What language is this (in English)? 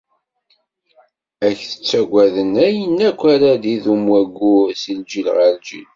Kabyle